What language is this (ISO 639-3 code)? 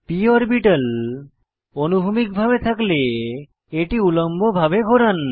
ben